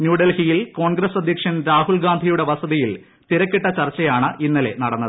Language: Malayalam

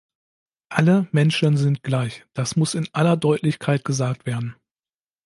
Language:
German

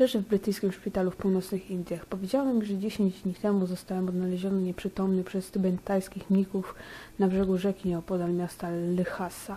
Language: Polish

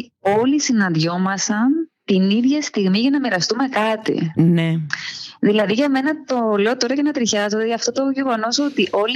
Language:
Greek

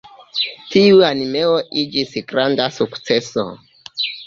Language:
Esperanto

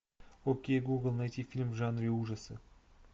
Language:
Russian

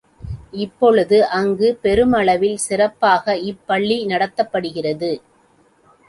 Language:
Tamil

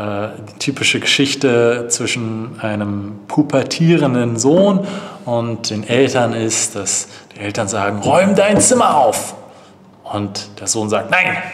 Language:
German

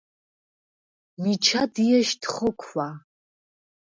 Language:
Svan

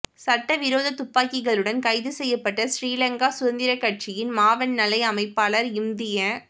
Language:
Tamil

